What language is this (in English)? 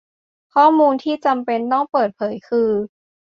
Thai